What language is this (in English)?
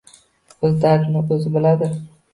Uzbek